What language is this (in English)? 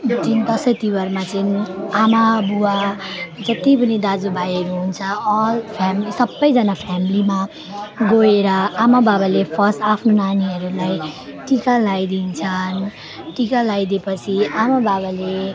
Nepali